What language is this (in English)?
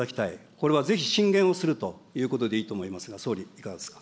Japanese